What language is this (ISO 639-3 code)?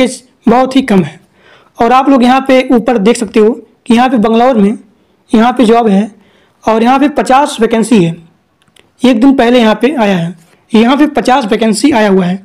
hin